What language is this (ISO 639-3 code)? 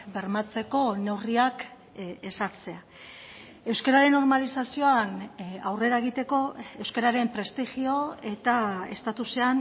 eus